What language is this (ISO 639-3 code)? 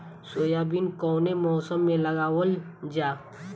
bho